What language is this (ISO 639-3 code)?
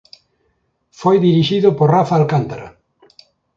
glg